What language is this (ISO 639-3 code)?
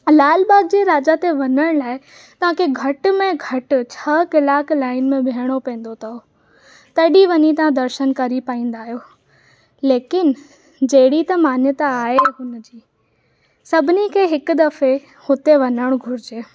snd